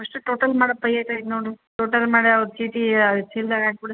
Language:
Kannada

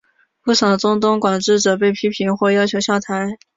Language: Chinese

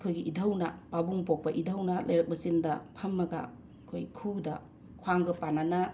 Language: Manipuri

